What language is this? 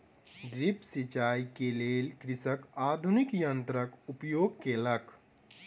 Maithili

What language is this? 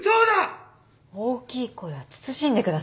Japanese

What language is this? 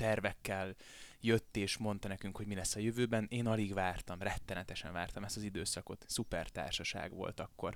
Hungarian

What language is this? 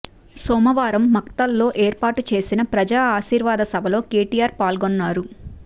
Telugu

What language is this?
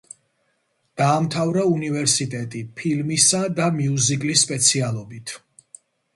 Georgian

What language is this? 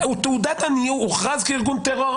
Hebrew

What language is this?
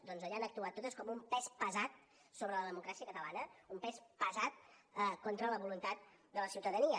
Catalan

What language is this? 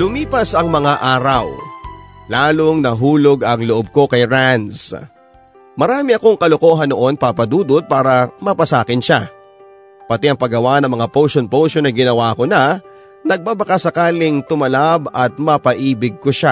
Filipino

